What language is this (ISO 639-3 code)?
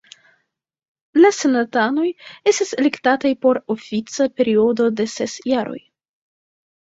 epo